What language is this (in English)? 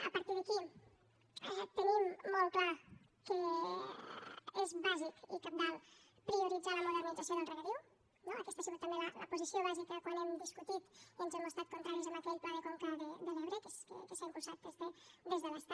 Catalan